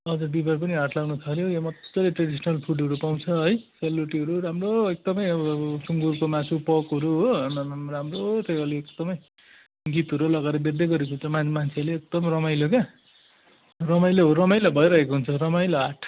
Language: Nepali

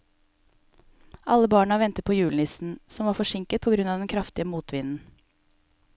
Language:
Norwegian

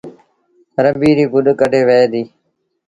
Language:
Sindhi Bhil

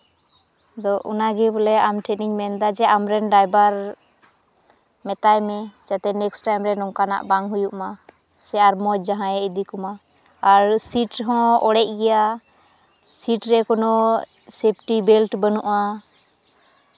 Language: Santali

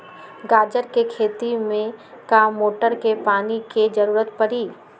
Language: Magahi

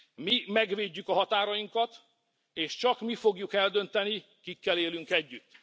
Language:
Hungarian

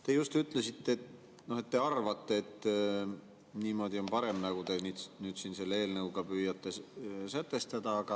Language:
Estonian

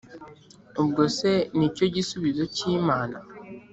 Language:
Kinyarwanda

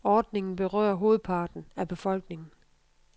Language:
Danish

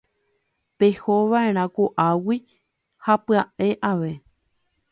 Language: Guarani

